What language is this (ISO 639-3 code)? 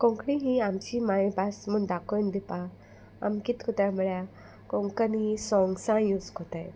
kok